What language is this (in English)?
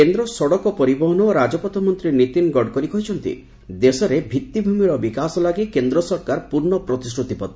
Odia